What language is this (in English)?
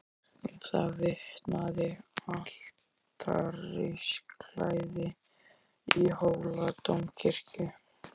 Icelandic